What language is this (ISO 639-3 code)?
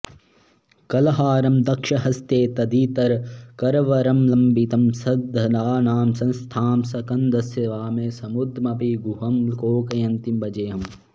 san